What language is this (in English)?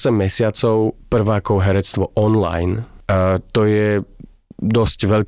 Slovak